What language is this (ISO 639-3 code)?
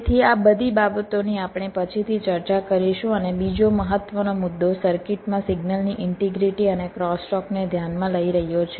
guj